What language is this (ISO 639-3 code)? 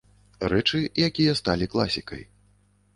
bel